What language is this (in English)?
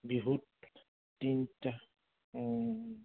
Assamese